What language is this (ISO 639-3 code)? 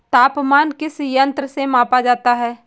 hin